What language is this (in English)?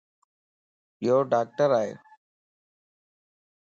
Lasi